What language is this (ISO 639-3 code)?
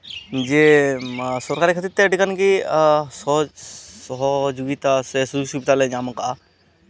sat